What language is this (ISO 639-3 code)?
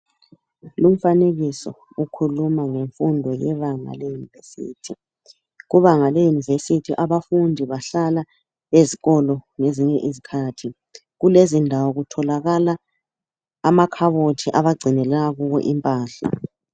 nde